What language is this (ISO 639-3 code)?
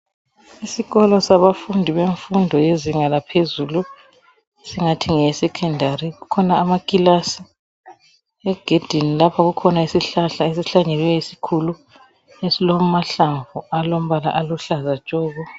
nde